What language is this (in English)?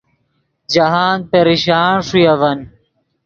Yidgha